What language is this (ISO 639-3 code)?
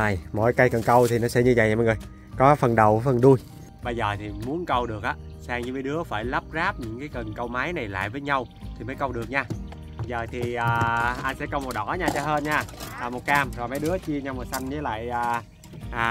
vie